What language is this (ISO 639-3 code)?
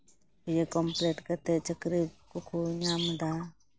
sat